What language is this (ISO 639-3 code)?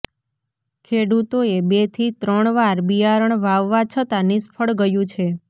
guj